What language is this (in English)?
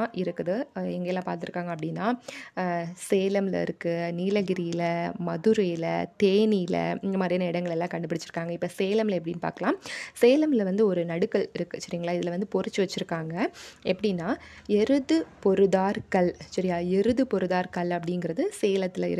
Tamil